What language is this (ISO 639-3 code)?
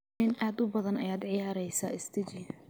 som